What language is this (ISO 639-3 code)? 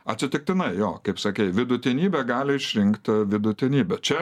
lit